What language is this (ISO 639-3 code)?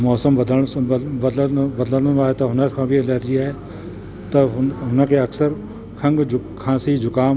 snd